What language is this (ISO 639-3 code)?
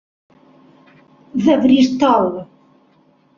cat